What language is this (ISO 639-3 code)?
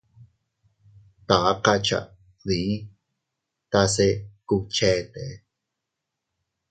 cut